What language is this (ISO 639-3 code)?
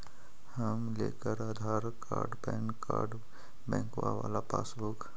mag